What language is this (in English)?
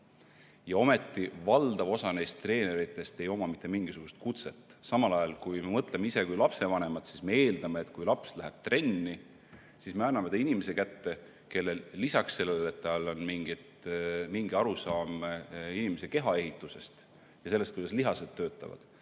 Estonian